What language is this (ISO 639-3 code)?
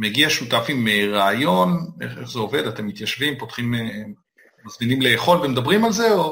heb